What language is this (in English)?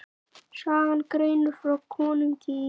Icelandic